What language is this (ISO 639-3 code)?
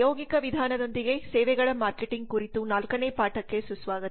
kan